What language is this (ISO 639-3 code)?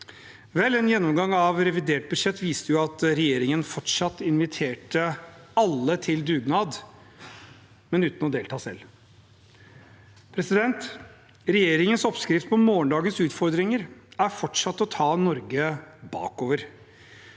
nor